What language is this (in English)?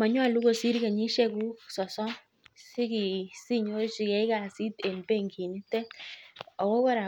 Kalenjin